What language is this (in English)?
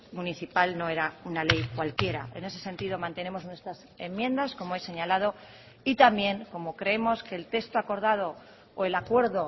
Spanish